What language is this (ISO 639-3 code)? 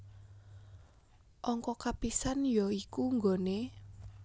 jav